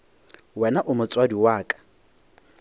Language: Northern Sotho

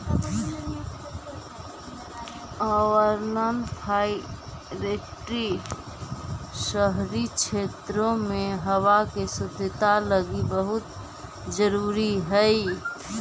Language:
Magahi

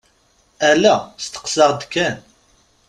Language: Kabyle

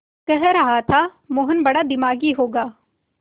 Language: Hindi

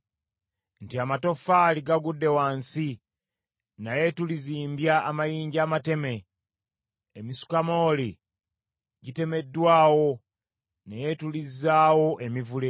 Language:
Ganda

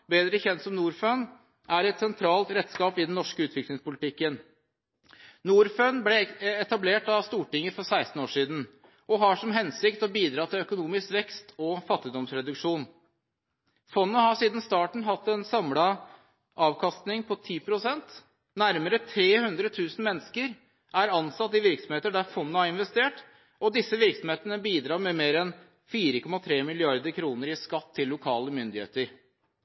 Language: Norwegian Bokmål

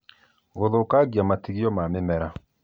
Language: Kikuyu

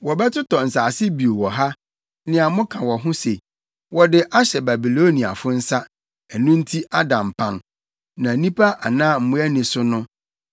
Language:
Akan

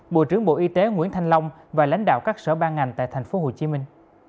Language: Vietnamese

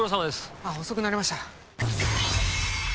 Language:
Japanese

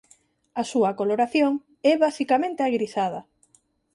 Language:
Galician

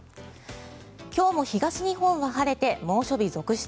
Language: Japanese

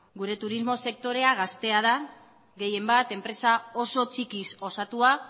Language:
Basque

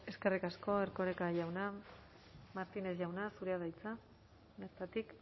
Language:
Basque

